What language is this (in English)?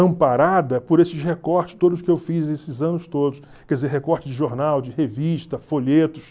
Portuguese